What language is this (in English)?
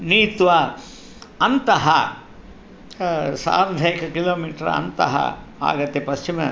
Sanskrit